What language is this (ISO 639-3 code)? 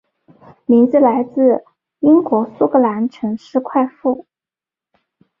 zho